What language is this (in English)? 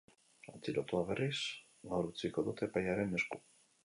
Basque